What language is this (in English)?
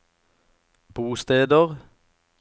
Norwegian